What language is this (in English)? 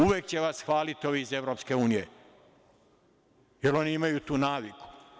Serbian